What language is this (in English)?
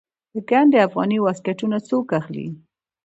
Pashto